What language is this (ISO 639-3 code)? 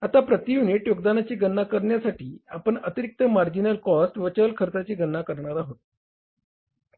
mar